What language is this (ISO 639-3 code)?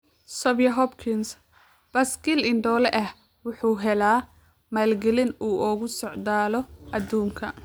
som